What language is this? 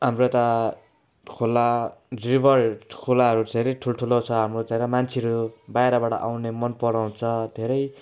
Nepali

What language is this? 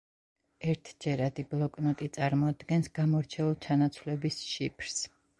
Georgian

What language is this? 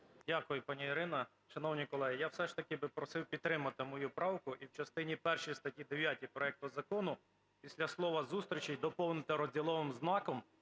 Ukrainian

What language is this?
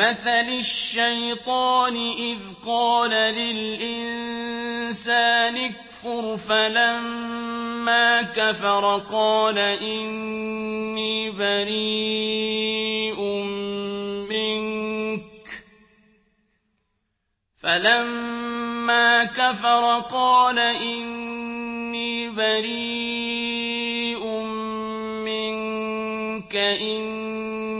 Arabic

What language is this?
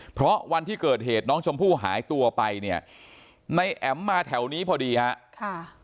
Thai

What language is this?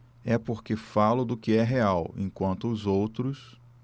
Portuguese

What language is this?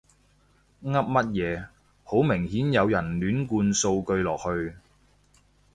Cantonese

